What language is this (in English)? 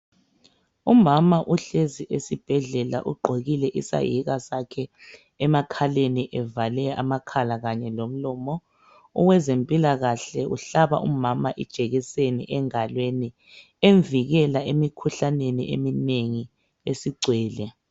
North Ndebele